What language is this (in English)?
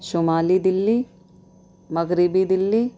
Urdu